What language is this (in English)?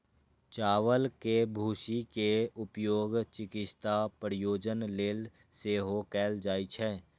Maithili